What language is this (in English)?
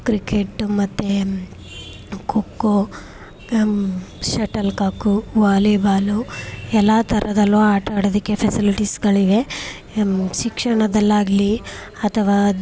Kannada